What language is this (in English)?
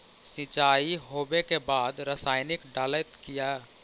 Magahi